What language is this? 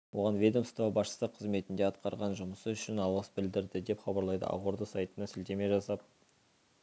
Kazakh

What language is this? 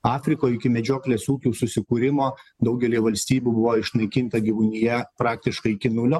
Lithuanian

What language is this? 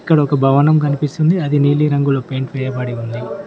Telugu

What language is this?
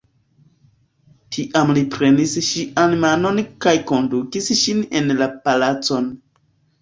Esperanto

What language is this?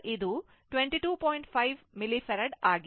Kannada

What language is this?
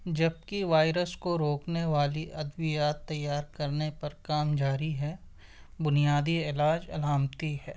Urdu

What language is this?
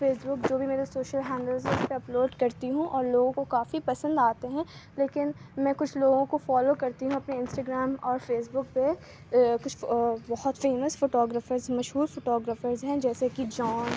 Urdu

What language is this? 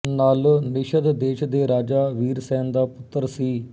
Punjabi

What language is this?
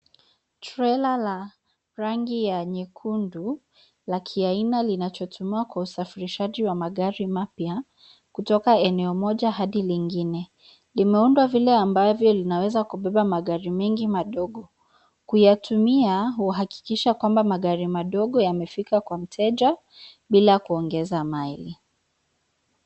Swahili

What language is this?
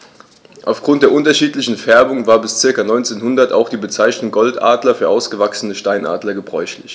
German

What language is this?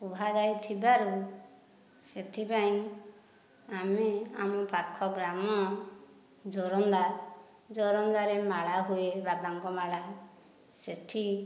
Odia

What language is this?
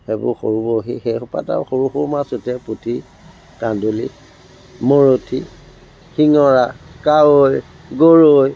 Assamese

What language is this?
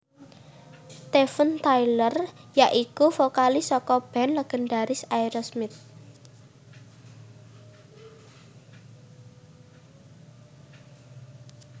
Javanese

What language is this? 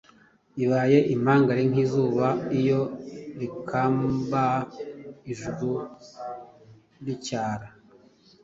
Kinyarwanda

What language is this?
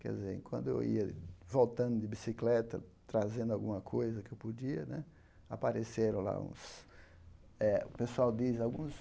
Portuguese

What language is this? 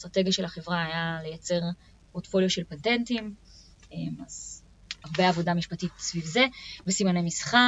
Hebrew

